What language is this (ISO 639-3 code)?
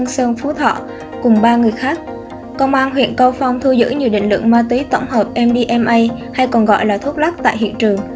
vie